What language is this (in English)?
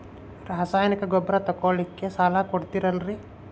Kannada